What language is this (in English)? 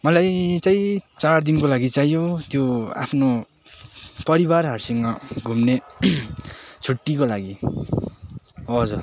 Nepali